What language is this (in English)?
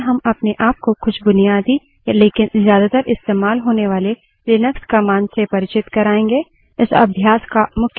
Hindi